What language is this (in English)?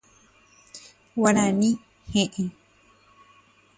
Guarani